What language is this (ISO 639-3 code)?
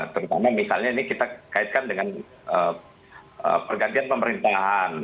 ind